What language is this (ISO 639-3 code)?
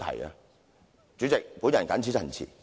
yue